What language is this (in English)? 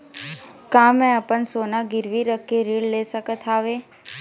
Chhattisgarhi